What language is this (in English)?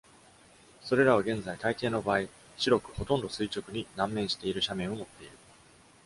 Japanese